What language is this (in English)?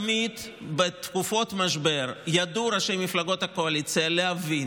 Hebrew